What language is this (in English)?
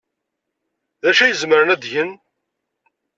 Kabyle